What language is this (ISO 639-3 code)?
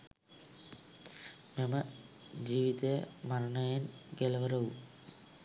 sin